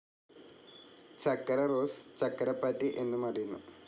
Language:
Malayalam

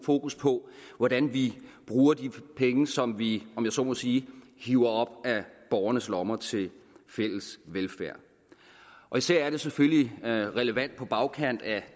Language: Danish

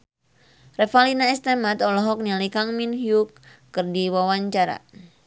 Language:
Sundanese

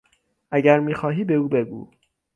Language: Persian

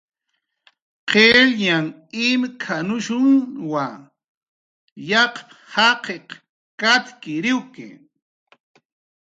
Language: Jaqaru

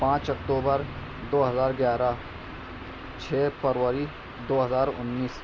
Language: Urdu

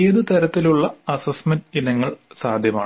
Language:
Malayalam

